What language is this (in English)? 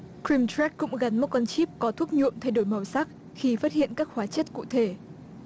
Vietnamese